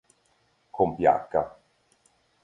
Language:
Italian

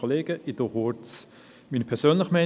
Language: Swiss German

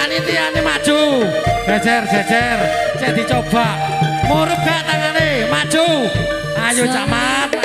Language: Indonesian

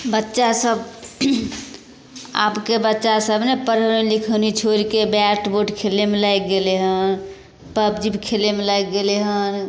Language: Maithili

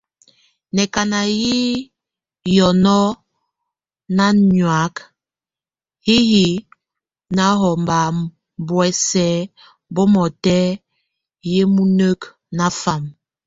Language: Tunen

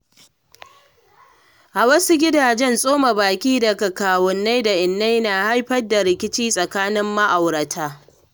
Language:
Hausa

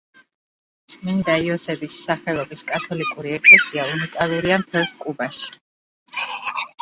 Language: Georgian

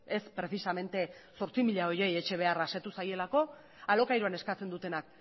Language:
Basque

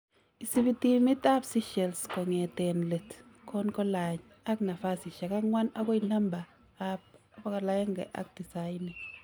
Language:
Kalenjin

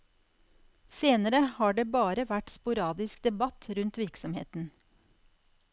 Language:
Norwegian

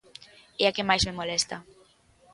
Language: Galician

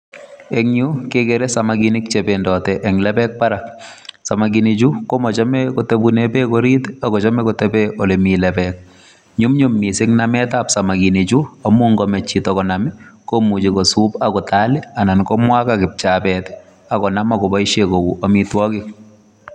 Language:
Kalenjin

